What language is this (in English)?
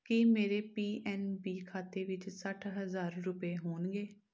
Punjabi